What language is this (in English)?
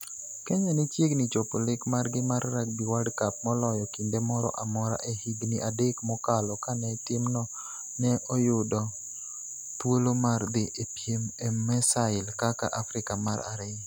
Luo (Kenya and Tanzania)